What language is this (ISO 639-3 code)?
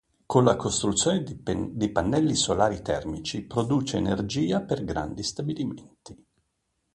ita